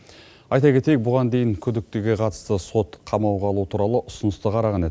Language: Kazakh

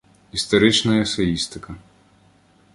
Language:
Ukrainian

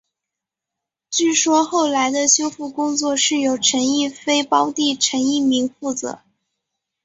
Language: Chinese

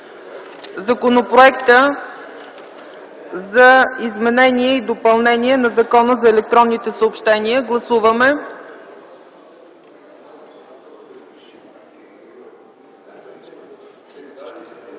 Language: Bulgarian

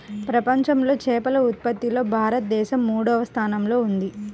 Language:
Telugu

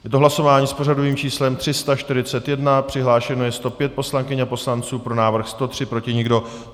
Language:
Czech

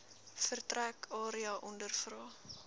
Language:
Afrikaans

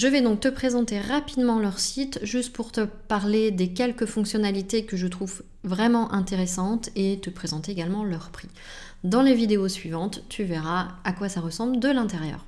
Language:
French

